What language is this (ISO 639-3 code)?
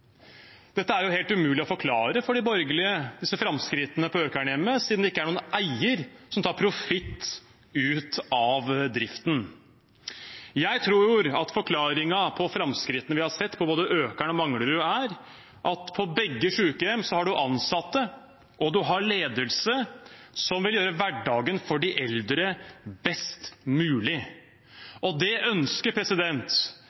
nob